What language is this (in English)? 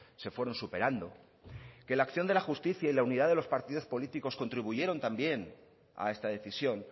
Spanish